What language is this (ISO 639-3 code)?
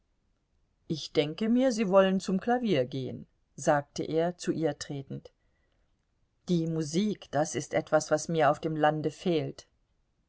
deu